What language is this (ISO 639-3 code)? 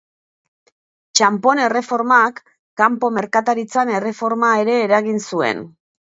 eus